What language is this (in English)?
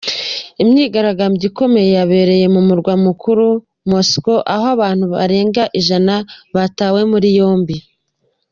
Kinyarwanda